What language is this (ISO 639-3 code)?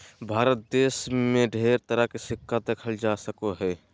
mag